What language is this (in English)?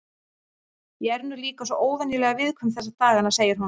Icelandic